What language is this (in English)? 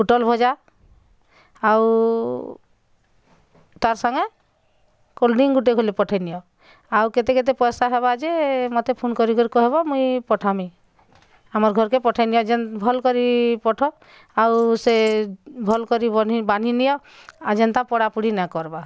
Odia